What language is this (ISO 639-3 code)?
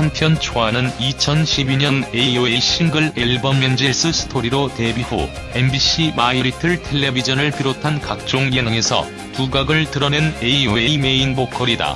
kor